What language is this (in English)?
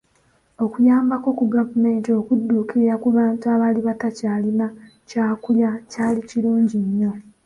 Ganda